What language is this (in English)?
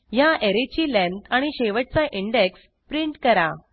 Marathi